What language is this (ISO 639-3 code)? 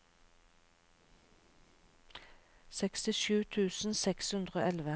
nor